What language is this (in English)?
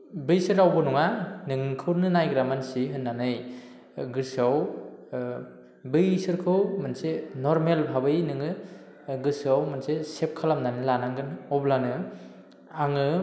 Bodo